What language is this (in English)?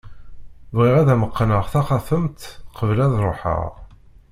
Kabyle